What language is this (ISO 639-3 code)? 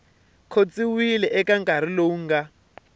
tso